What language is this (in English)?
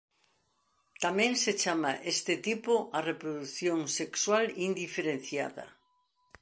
Galician